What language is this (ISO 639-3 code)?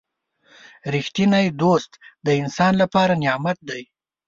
pus